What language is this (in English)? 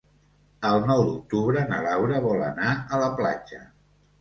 Catalan